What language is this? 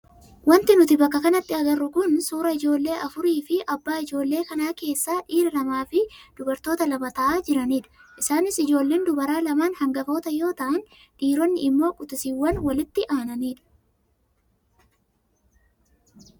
Oromo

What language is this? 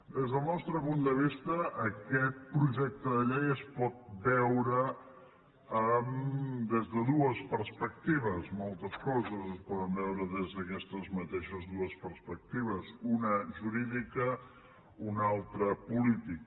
Catalan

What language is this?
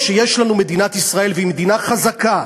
Hebrew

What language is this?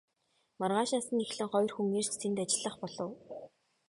Mongolian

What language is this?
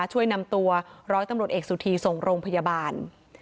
Thai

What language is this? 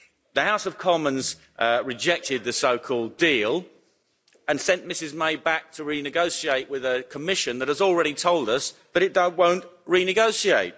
English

